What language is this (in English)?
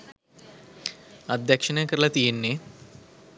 Sinhala